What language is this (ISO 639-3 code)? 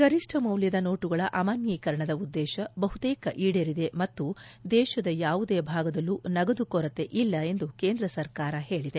kan